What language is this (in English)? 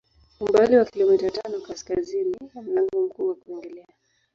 Swahili